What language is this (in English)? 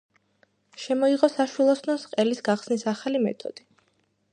Georgian